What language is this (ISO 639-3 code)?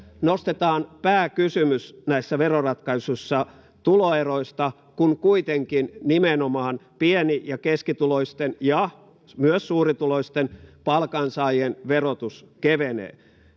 fin